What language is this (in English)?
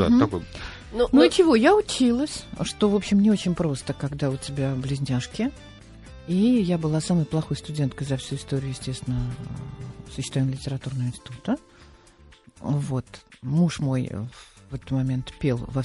Russian